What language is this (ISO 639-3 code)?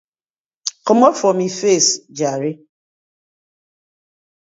pcm